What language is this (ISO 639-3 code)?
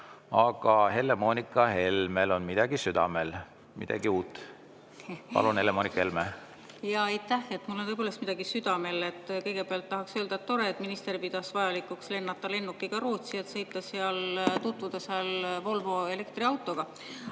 est